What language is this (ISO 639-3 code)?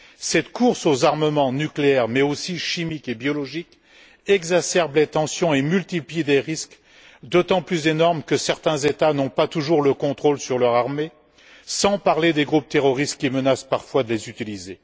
fra